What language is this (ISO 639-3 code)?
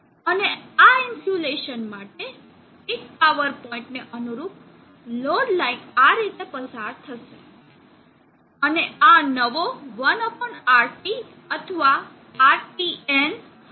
guj